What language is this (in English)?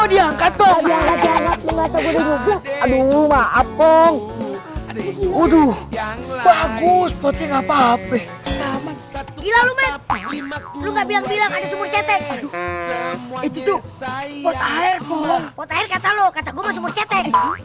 Indonesian